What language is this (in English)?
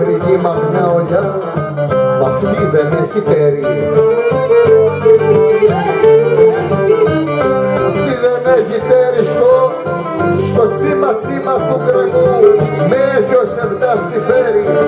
Greek